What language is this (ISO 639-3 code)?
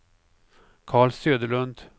swe